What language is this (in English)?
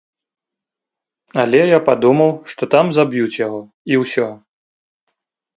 Belarusian